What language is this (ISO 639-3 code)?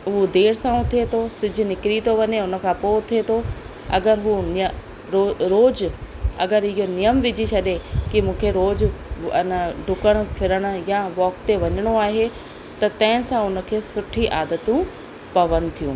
snd